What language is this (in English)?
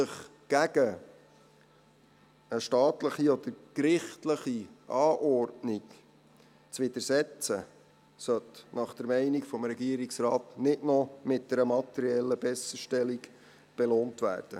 Swiss German